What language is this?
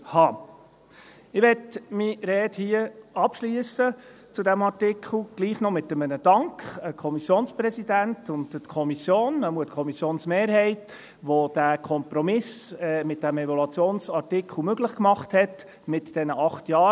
Swiss German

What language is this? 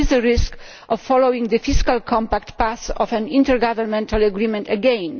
English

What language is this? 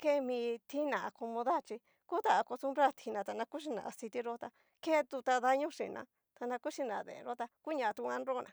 Cacaloxtepec Mixtec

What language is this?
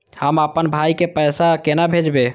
Maithili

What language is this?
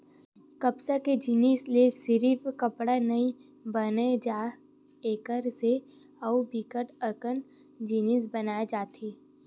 Chhattisgarhi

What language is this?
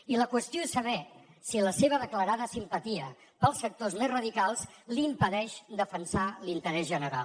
Catalan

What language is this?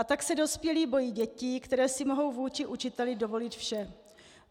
Czech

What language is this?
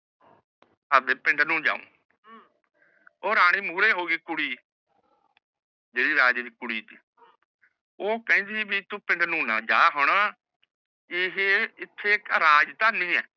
Punjabi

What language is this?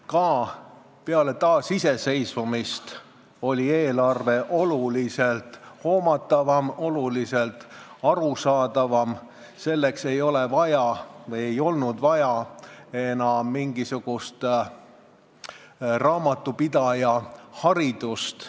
Estonian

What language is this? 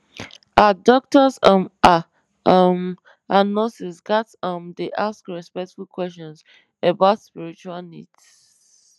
Nigerian Pidgin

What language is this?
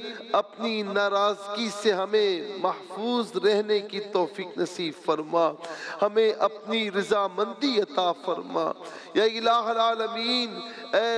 Arabic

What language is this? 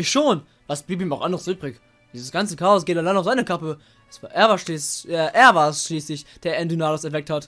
German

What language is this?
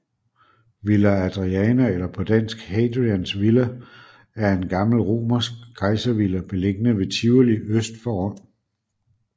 Danish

